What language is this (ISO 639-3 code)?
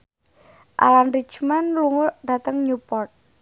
jav